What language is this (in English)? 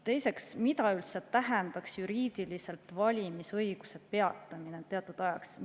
Estonian